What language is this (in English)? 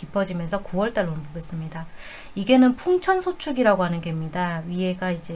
Korean